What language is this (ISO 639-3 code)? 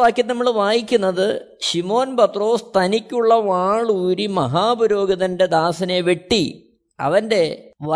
mal